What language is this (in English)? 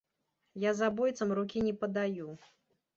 Belarusian